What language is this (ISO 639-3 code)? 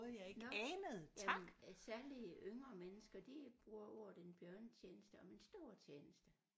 dan